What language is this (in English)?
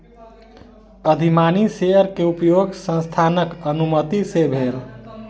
Maithili